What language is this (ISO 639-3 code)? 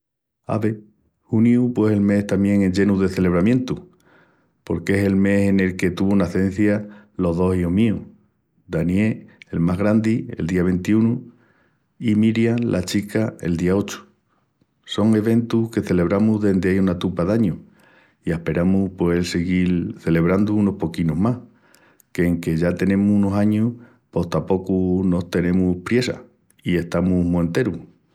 ext